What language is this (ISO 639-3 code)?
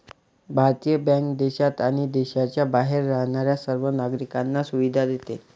mar